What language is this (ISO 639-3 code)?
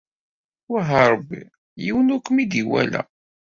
kab